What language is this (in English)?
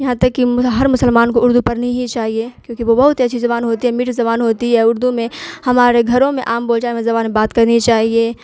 Urdu